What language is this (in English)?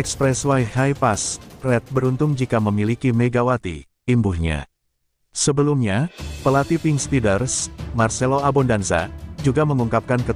Indonesian